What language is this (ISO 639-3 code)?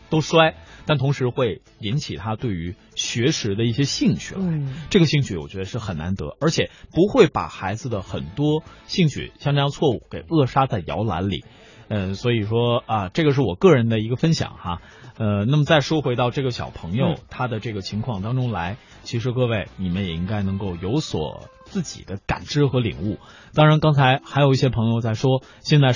zho